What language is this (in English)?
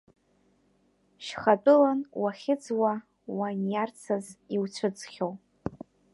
Abkhazian